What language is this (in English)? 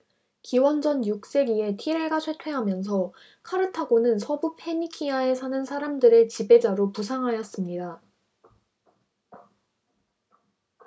Korean